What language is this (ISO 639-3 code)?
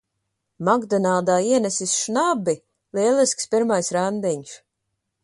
lav